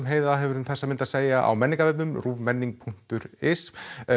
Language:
Icelandic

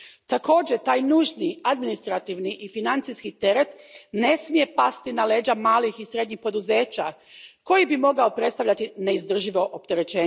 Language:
Croatian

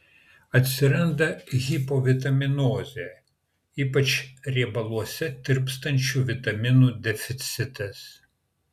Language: Lithuanian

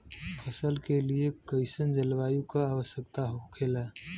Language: Bhojpuri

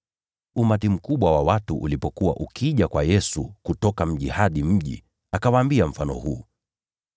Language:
Swahili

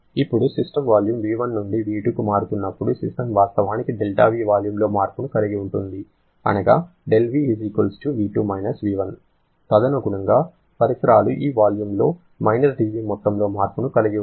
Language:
Telugu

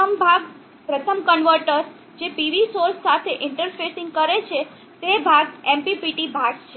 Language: Gujarati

